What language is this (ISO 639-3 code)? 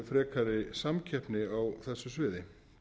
isl